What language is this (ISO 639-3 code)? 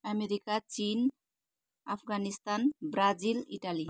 nep